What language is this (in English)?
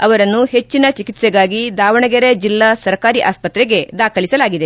Kannada